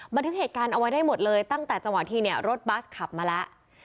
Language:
Thai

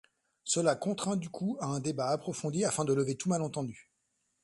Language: French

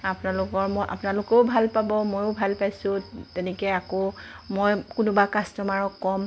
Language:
Assamese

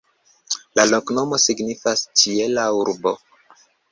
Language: Esperanto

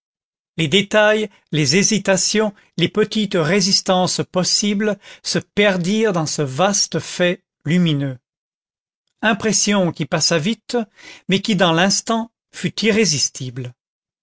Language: French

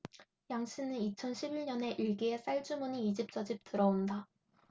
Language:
Korean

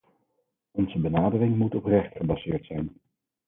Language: Dutch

